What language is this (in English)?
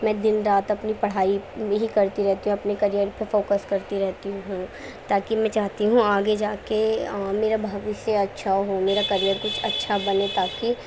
Urdu